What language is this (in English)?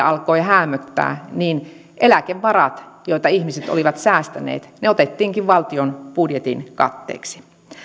Finnish